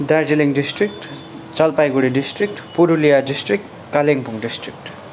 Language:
Nepali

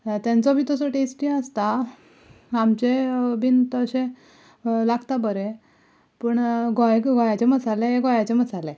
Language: Konkani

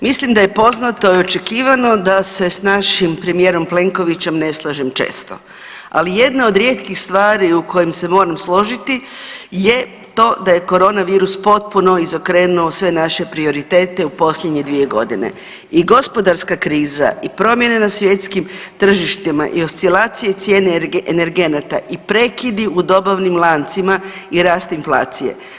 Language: Croatian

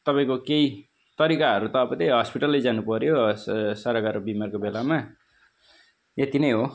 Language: Nepali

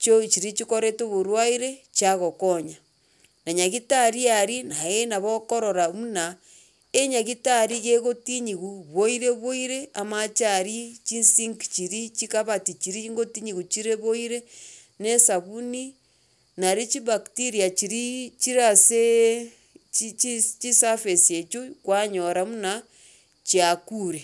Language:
Gusii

